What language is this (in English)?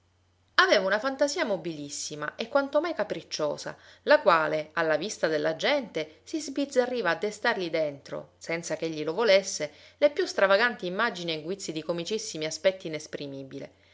Italian